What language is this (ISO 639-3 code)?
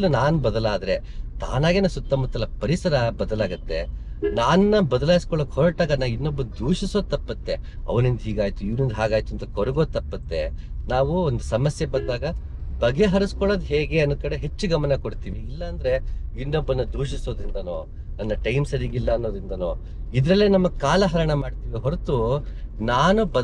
kan